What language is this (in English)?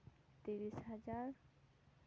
Santali